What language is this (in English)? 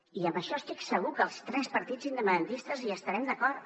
Catalan